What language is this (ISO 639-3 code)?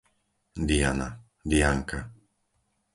slk